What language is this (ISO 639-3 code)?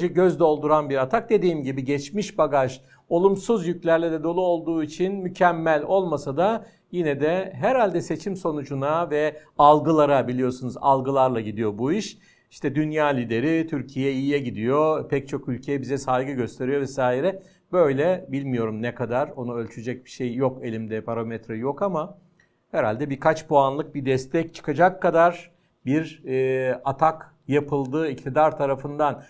tur